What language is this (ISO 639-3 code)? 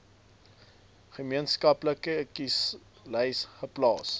afr